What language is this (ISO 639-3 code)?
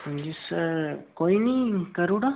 doi